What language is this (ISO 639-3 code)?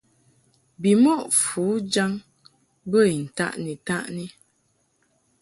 mhk